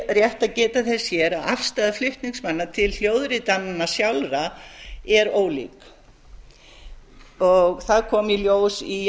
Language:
Icelandic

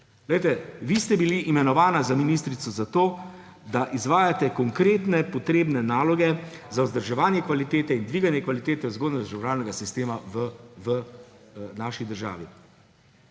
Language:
Slovenian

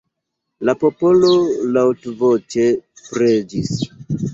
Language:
Esperanto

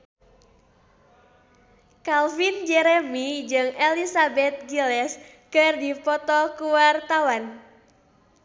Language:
Sundanese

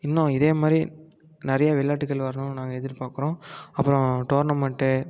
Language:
Tamil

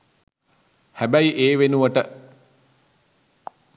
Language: Sinhala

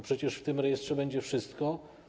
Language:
Polish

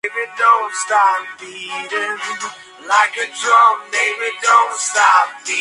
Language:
Spanish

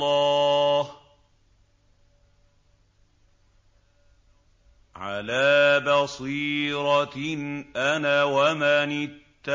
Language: Arabic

